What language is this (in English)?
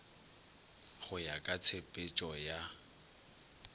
Northern Sotho